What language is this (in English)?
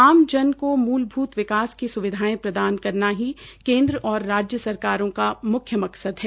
Hindi